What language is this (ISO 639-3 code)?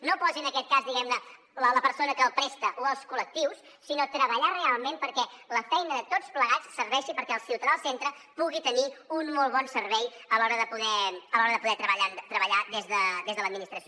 cat